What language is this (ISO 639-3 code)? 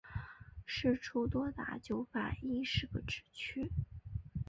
zho